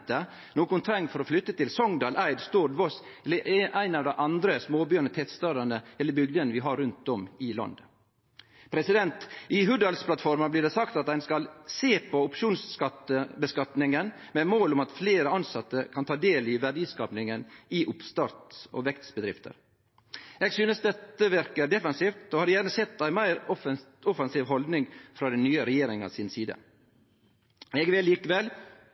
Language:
Norwegian Nynorsk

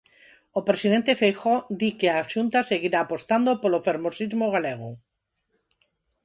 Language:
Galician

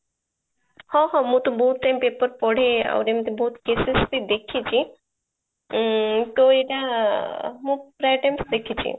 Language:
Odia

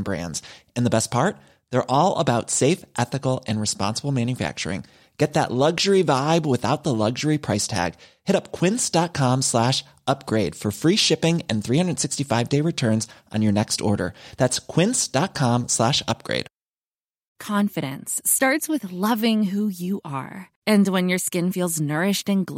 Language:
Persian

